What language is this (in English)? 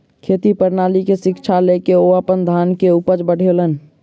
Maithili